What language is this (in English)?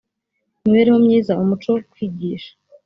Kinyarwanda